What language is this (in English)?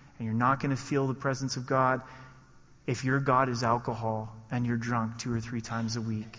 English